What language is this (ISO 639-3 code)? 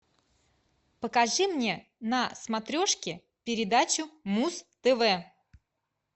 rus